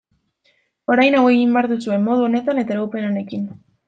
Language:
Basque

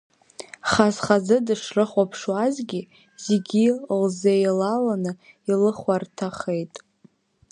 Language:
Abkhazian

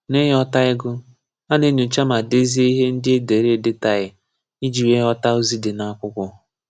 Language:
Igbo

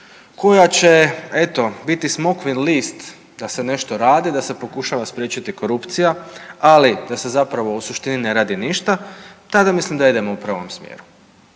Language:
Croatian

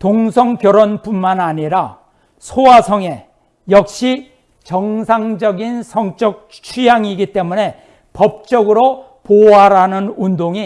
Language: Korean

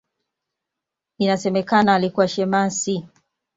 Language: Swahili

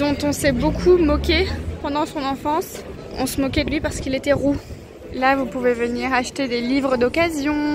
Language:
French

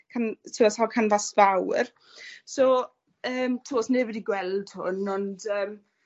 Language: Welsh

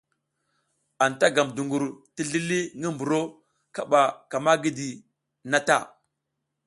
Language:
South Giziga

